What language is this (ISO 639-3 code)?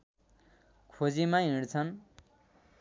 nep